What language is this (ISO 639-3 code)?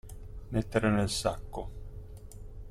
ita